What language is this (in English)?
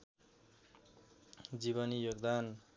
Nepali